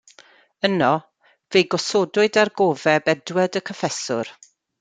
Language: Welsh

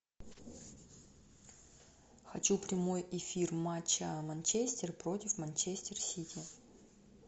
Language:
Russian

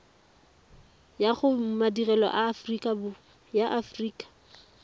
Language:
Tswana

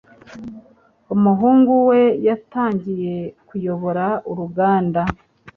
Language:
Kinyarwanda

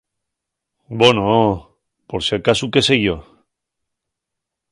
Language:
Asturian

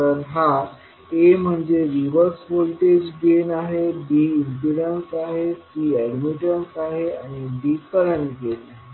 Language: Marathi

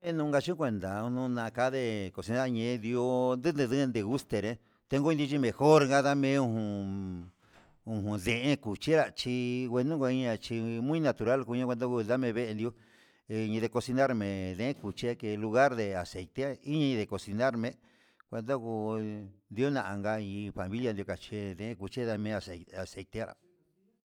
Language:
Huitepec Mixtec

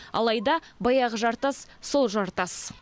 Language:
Kazakh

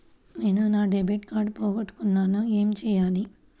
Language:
Telugu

